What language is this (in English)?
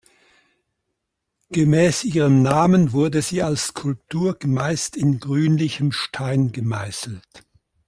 German